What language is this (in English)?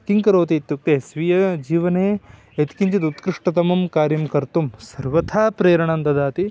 Sanskrit